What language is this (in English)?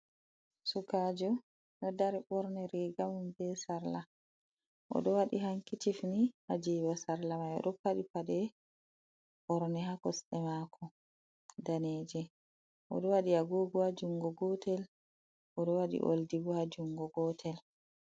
Fula